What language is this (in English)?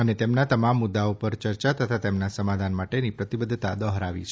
Gujarati